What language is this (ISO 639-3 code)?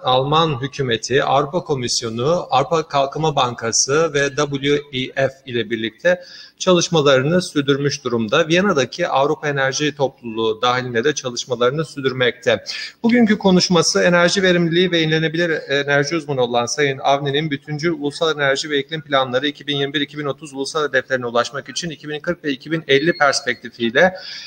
tur